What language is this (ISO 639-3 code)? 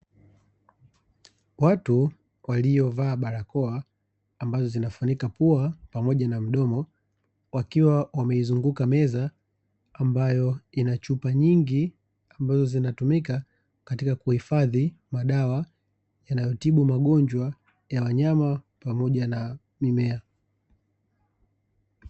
swa